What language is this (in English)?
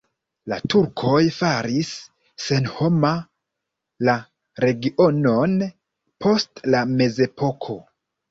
Esperanto